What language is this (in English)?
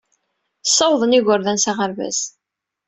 Kabyle